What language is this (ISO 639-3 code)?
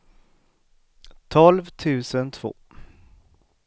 swe